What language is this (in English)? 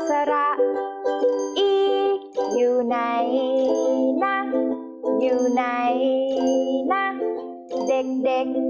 Thai